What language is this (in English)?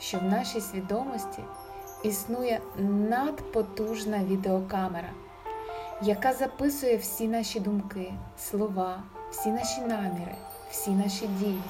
Ukrainian